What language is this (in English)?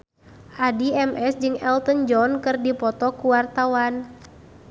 Sundanese